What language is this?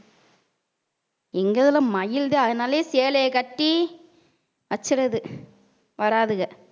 Tamil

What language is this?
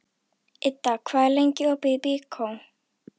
Icelandic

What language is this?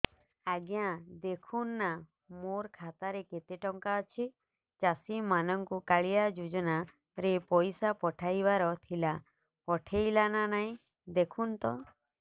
Odia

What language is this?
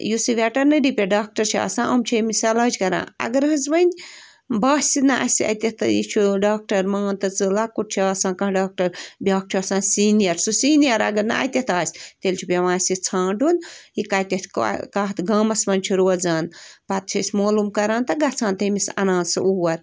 Kashmiri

